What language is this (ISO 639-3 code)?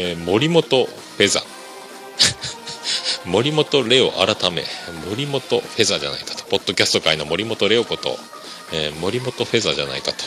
jpn